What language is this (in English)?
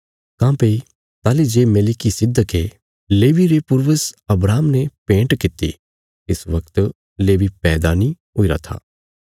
Bilaspuri